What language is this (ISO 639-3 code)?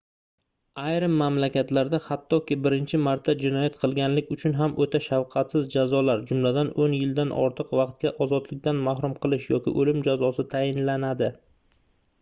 uzb